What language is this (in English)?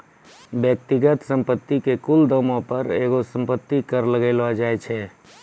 Maithili